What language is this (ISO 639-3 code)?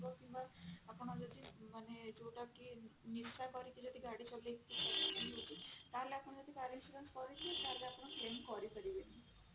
ori